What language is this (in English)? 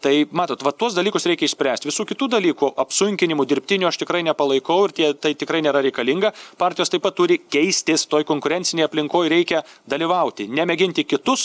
Lithuanian